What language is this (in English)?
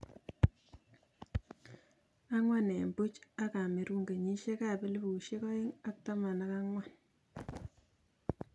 Kalenjin